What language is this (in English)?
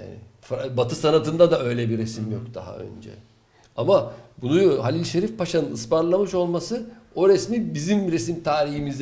Turkish